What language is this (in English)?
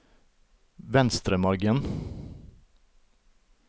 Norwegian